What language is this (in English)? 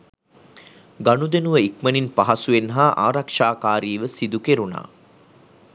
Sinhala